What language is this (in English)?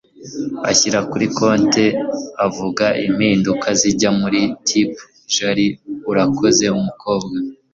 Kinyarwanda